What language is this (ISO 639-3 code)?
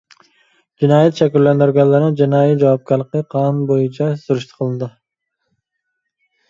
uig